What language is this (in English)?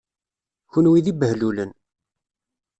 Kabyle